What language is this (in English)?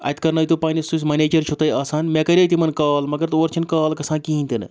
Kashmiri